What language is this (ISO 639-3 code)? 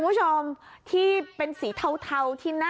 tha